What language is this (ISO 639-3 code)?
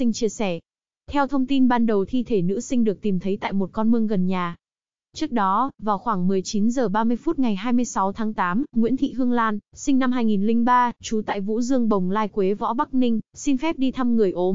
vie